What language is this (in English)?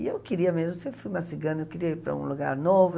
Portuguese